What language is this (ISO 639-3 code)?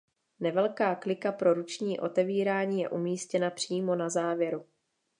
ces